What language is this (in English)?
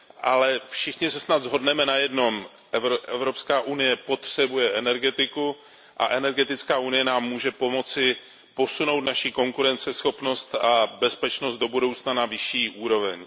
Czech